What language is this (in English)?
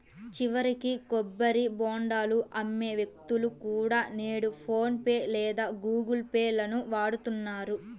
Telugu